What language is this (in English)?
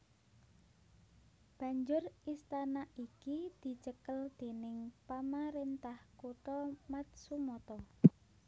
Javanese